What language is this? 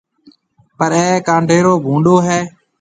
Marwari (Pakistan)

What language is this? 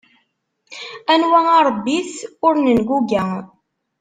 Kabyle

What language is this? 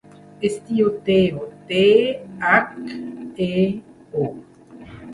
Catalan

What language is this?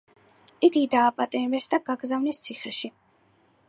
Georgian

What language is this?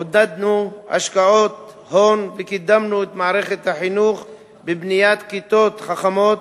Hebrew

